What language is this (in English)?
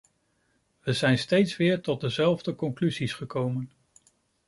Dutch